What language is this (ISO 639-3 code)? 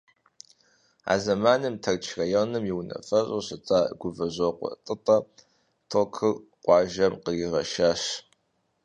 kbd